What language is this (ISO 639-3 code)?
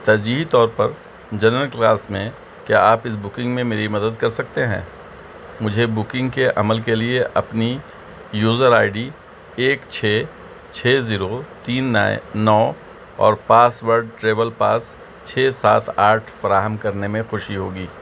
urd